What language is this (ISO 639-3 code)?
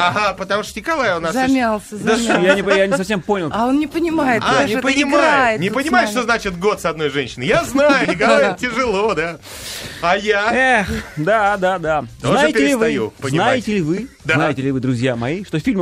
rus